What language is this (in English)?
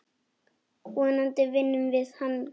Icelandic